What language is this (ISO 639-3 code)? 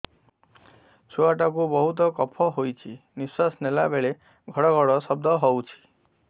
ori